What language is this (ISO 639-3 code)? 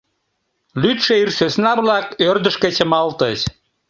chm